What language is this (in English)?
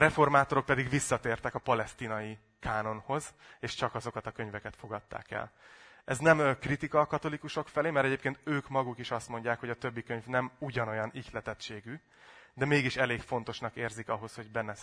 Hungarian